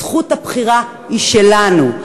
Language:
Hebrew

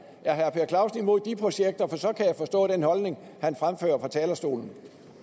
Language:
Danish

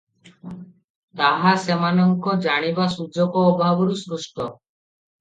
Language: Odia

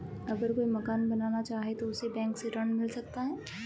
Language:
Hindi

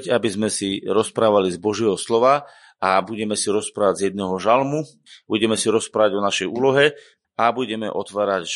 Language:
Slovak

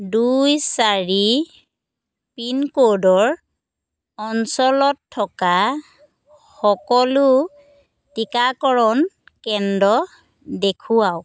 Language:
Assamese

